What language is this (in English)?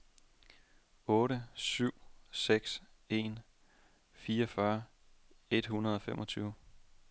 Danish